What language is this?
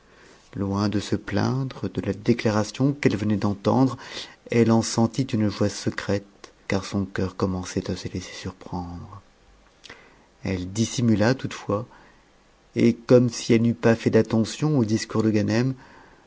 French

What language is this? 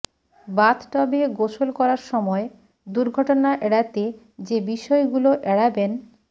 Bangla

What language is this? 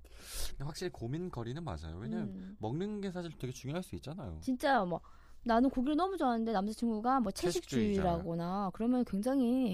Korean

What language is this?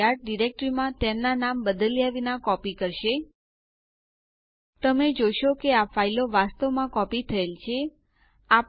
Gujarati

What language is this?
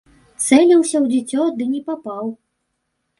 Belarusian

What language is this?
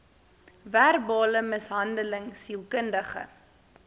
Afrikaans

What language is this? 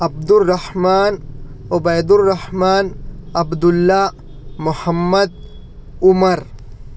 Urdu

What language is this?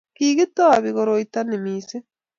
Kalenjin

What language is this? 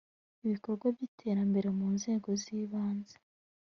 Kinyarwanda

